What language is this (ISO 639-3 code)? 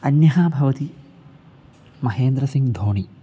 san